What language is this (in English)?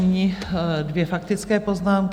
Czech